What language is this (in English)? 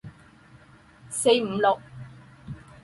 Chinese